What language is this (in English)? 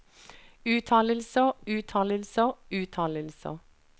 Norwegian